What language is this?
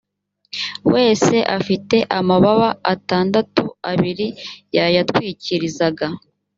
Kinyarwanda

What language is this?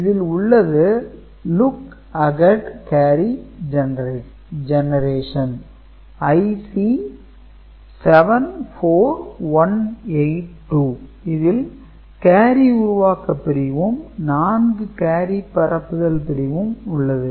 Tamil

